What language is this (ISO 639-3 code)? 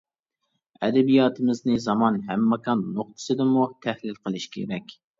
uig